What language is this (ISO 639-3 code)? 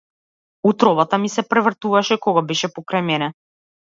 mkd